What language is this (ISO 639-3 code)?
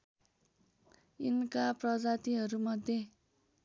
nep